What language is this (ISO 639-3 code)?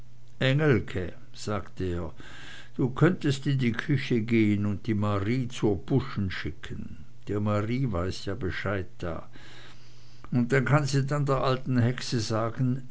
deu